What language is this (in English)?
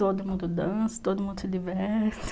Portuguese